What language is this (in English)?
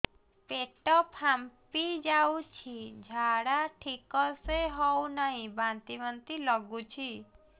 Odia